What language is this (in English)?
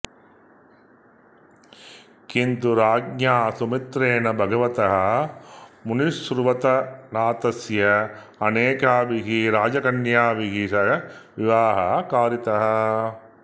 Sanskrit